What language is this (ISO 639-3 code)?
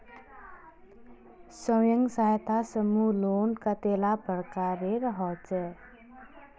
mag